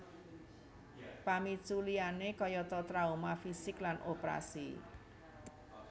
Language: Javanese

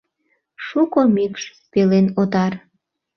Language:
Mari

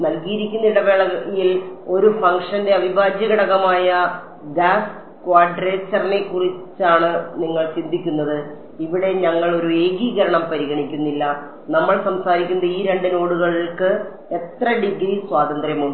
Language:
Malayalam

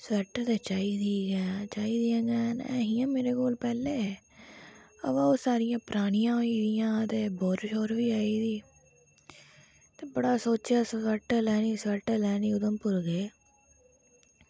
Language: Dogri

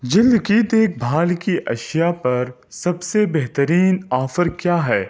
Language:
Urdu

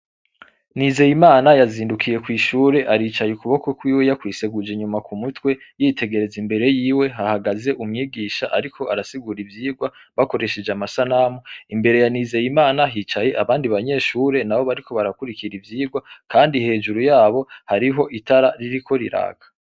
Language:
Rundi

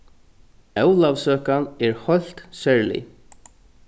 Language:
Faroese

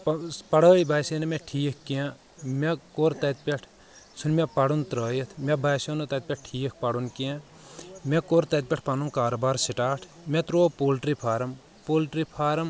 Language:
Kashmiri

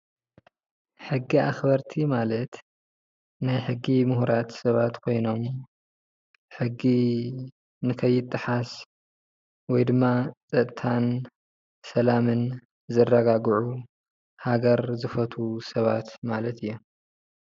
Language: Tigrinya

